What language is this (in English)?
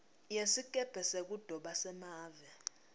Swati